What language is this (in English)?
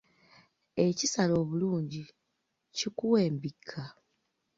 Ganda